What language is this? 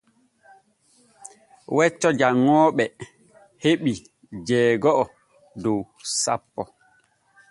Borgu Fulfulde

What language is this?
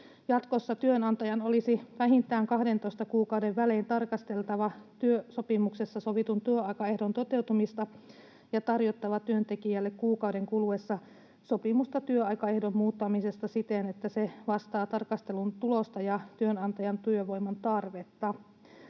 Finnish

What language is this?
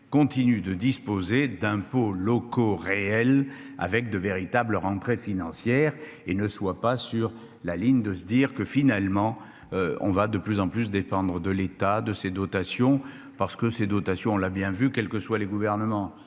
French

